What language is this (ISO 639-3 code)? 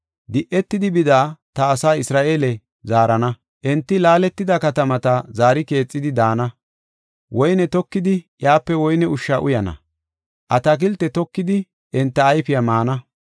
gof